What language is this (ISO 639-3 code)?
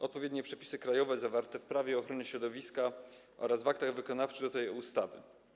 pol